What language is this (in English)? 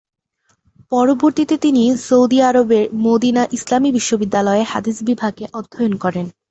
Bangla